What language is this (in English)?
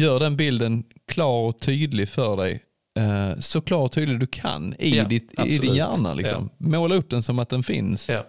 Swedish